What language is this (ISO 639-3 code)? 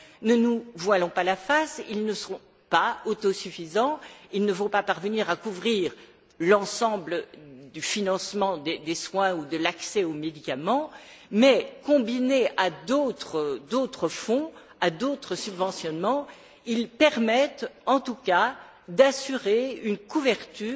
fra